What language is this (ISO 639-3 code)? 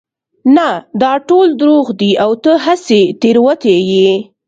pus